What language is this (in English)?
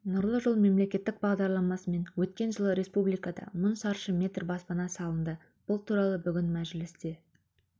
Kazakh